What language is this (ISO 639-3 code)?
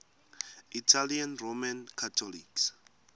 ssw